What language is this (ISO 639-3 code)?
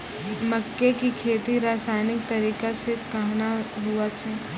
mai